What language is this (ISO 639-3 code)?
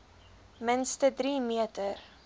afr